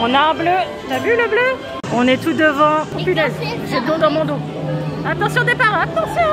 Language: French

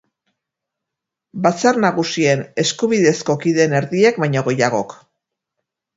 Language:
Basque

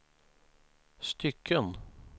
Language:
Swedish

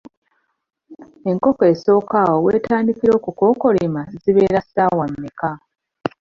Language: Ganda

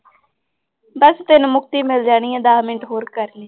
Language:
Punjabi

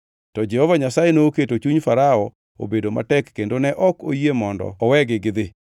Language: Luo (Kenya and Tanzania)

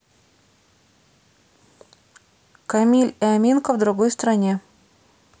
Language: Russian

